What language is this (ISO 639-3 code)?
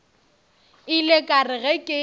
nso